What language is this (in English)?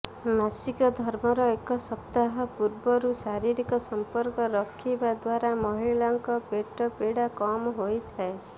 Odia